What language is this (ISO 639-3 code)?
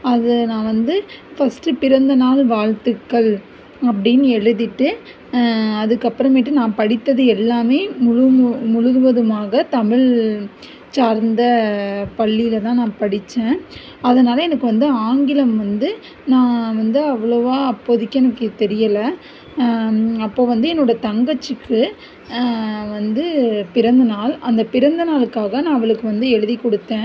tam